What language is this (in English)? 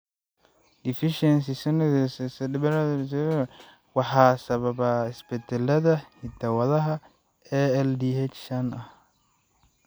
Somali